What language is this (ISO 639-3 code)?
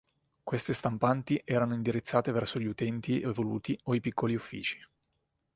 ita